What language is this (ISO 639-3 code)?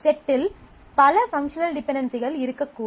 tam